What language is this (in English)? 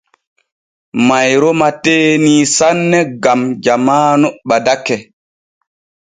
Borgu Fulfulde